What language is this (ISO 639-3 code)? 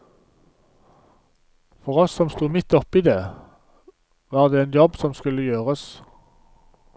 nor